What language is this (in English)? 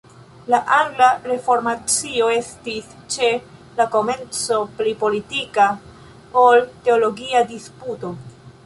Esperanto